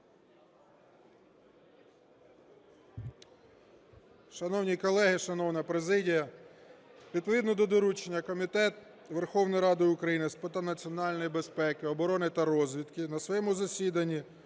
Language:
Ukrainian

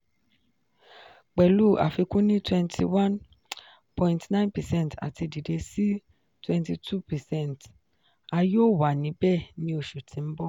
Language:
Yoruba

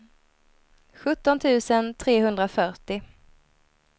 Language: Swedish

